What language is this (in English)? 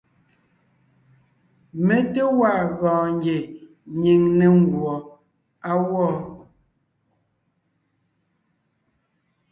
Ngiemboon